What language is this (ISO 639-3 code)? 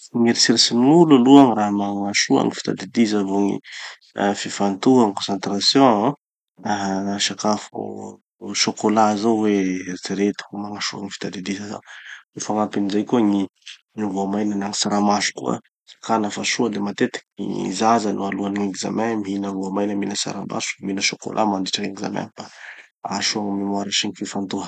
txy